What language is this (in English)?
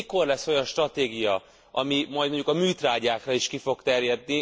Hungarian